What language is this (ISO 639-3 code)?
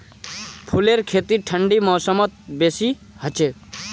mag